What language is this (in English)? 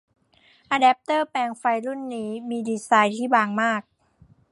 Thai